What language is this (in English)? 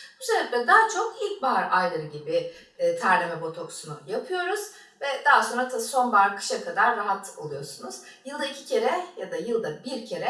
Turkish